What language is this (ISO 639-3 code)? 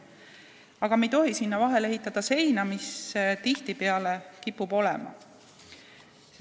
est